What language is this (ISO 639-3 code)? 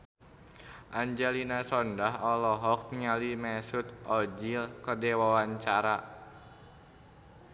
sun